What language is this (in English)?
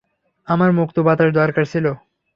Bangla